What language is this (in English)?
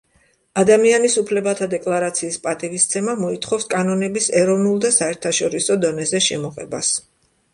Georgian